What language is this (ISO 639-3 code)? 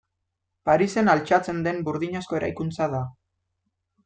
eus